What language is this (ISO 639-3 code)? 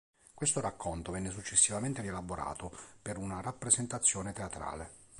ita